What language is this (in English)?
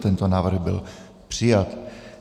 Czech